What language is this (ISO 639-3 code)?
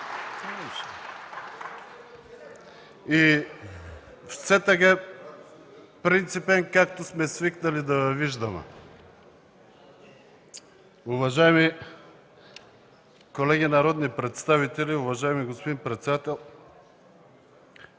bul